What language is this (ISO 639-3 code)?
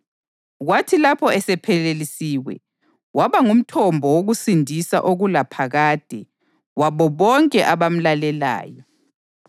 nde